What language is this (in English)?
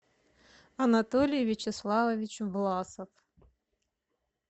Russian